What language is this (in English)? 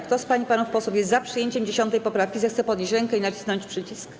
Polish